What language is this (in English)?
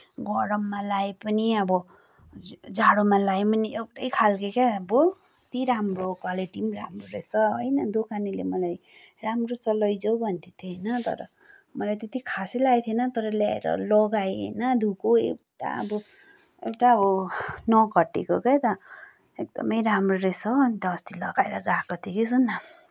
Nepali